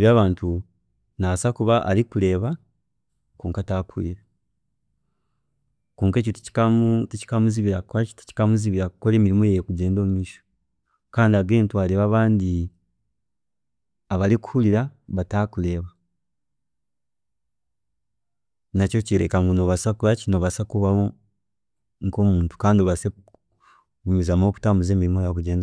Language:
Chiga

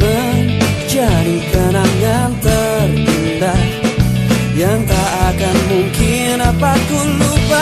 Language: Indonesian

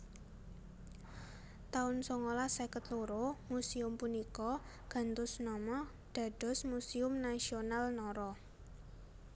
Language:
Javanese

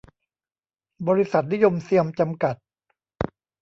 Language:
Thai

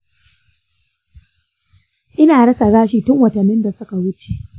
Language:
Hausa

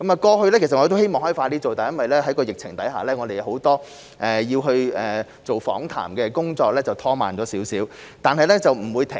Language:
Cantonese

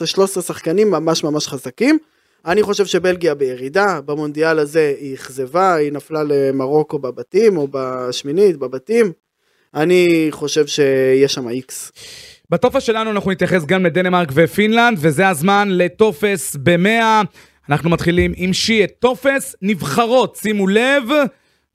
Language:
Hebrew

